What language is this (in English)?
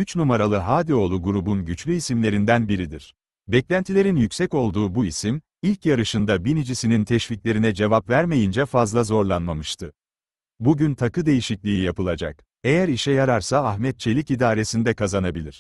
Turkish